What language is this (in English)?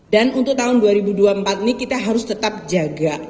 Indonesian